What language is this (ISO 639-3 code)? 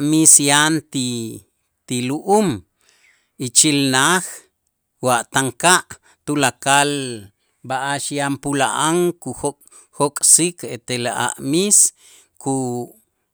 itz